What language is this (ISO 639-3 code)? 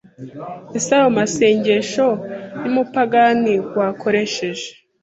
kin